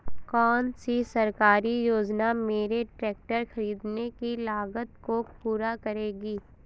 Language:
Hindi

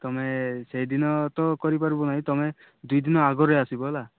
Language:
Odia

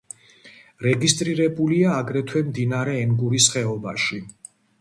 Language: Georgian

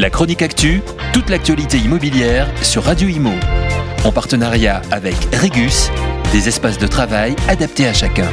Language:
French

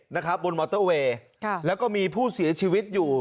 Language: Thai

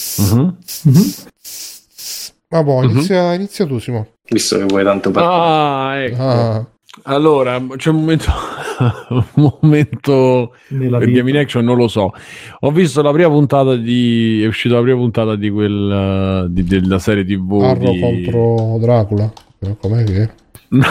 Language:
Italian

